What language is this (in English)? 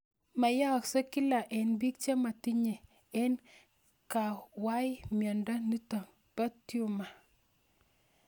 Kalenjin